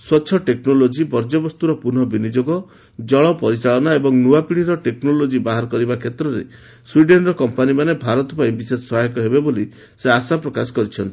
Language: Odia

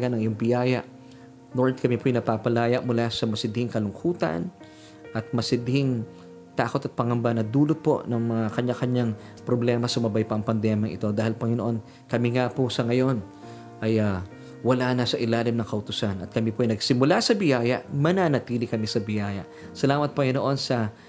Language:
Filipino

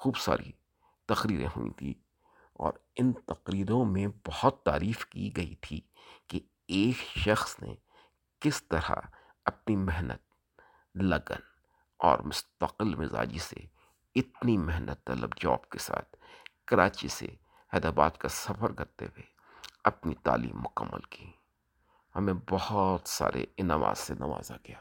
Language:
Urdu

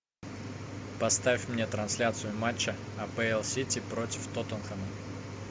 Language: Russian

